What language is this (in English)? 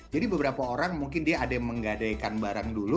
Indonesian